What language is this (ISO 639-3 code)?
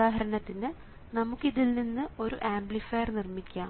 mal